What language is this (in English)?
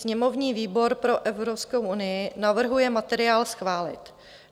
Czech